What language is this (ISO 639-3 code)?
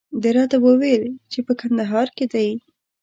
pus